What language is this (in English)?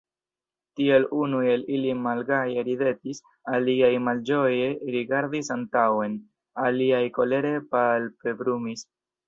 Esperanto